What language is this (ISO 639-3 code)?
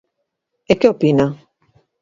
glg